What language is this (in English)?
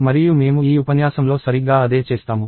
Telugu